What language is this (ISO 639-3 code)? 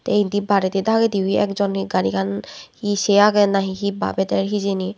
ccp